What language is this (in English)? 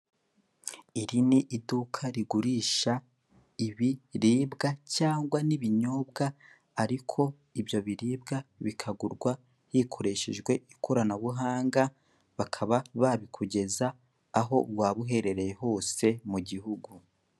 Kinyarwanda